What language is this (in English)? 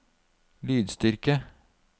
Norwegian